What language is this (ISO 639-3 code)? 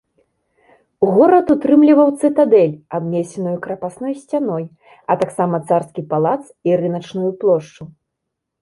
bel